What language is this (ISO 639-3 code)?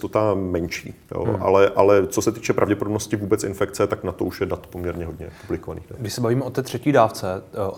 ces